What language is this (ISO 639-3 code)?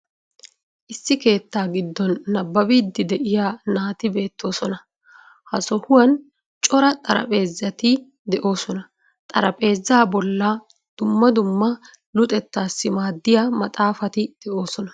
wal